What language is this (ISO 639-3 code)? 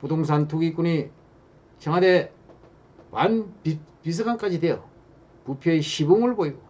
kor